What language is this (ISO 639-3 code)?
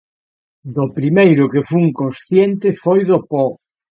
glg